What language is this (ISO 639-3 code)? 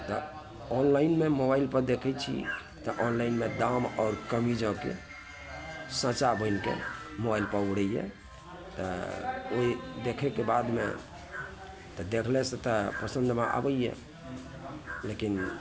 mai